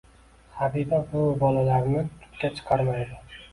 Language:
Uzbek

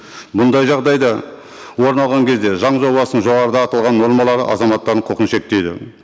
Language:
Kazakh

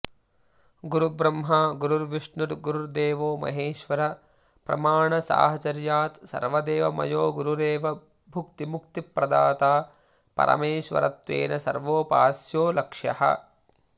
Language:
Sanskrit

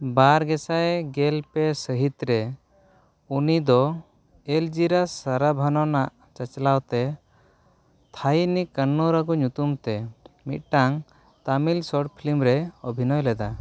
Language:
Santali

